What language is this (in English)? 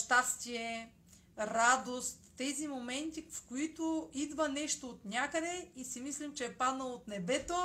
Bulgarian